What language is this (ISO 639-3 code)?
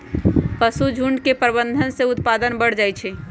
mag